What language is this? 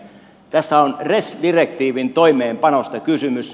Finnish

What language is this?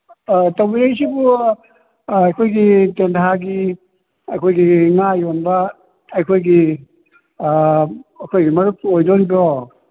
Manipuri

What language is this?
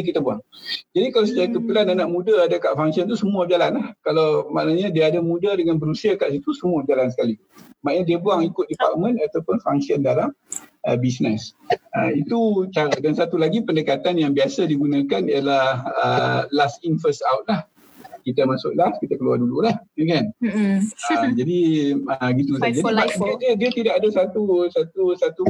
Malay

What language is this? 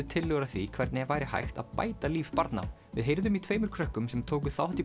Icelandic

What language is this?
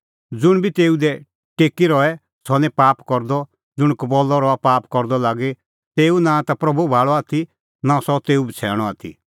Kullu Pahari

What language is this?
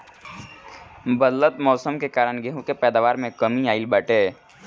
Bhojpuri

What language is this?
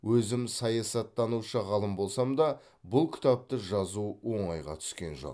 Kazakh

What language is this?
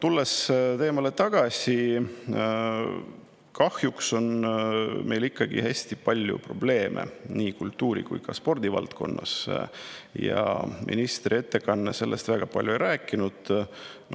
Estonian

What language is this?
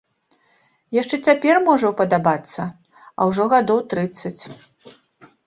Belarusian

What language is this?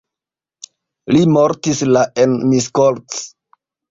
Esperanto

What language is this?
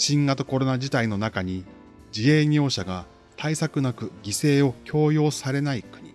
Japanese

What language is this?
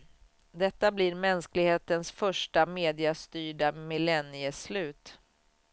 Swedish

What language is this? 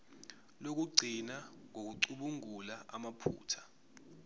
Zulu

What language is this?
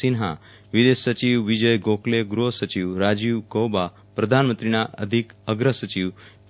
Gujarati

